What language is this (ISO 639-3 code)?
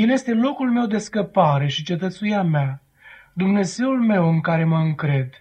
ron